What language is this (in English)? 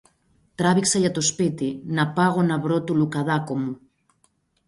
Greek